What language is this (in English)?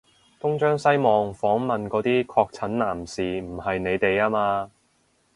Cantonese